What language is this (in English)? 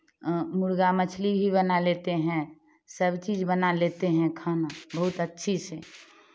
Hindi